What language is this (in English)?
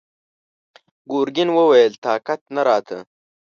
Pashto